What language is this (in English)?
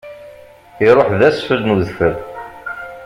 Kabyle